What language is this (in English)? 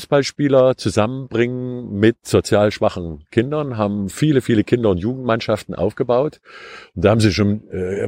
German